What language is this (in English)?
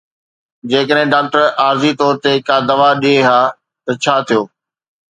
Sindhi